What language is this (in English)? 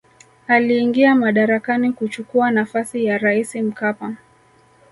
Swahili